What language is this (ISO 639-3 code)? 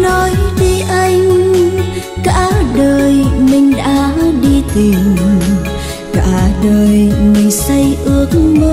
vie